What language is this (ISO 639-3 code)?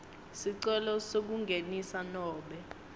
ssw